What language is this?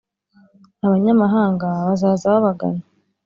Kinyarwanda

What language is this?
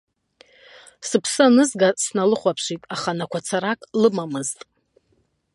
Abkhazian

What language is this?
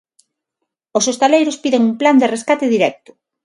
Galician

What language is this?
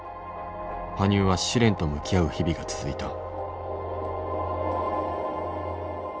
Japanese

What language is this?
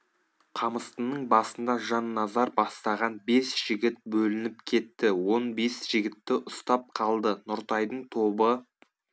Kazakh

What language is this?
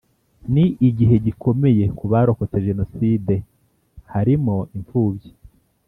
Kinyarwanda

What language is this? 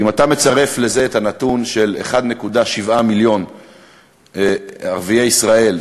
Hebrew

